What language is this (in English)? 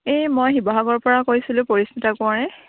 Assamese